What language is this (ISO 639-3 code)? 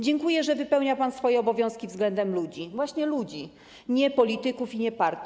pol